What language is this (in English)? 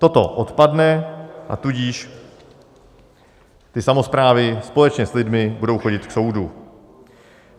Czech